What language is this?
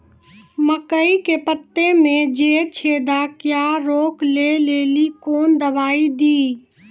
Maithili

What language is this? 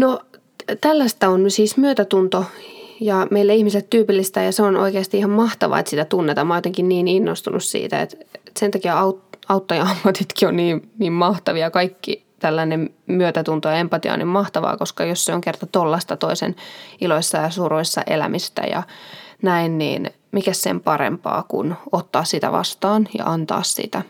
Finnish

